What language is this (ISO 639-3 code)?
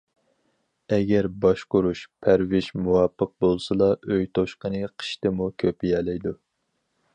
uig